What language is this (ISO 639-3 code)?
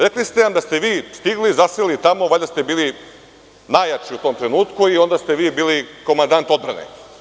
srp